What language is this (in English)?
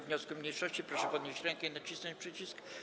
Polish